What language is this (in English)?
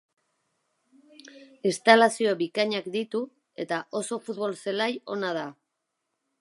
Basque